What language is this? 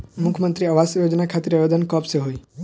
Bhojpuri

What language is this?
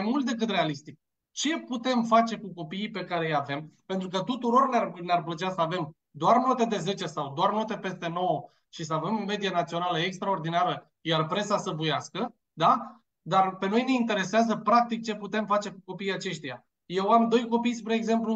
Romanian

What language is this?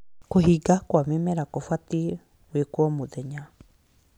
Kikuyu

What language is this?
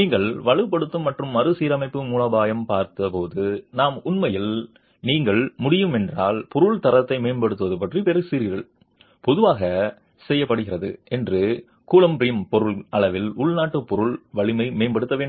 Tamil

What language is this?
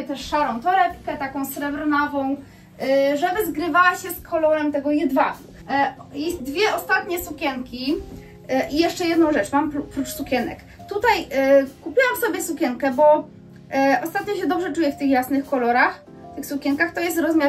Polish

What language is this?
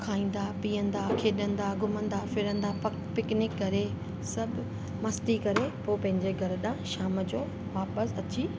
Sindhi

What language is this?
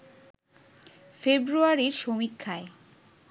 Bangla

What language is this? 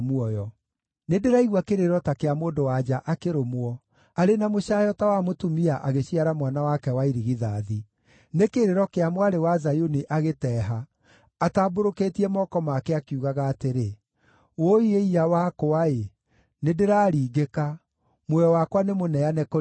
Kikuyu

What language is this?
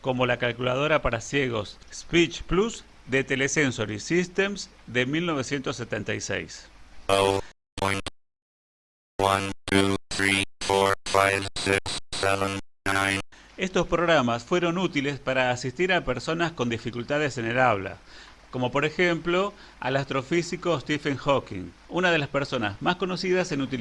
Spanish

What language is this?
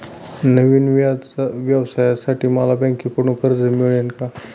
Marathi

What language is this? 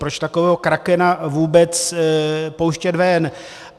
Czech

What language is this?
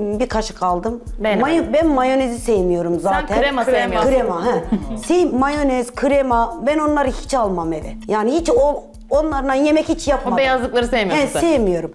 Turkish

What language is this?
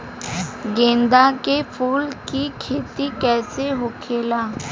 Bhojpuri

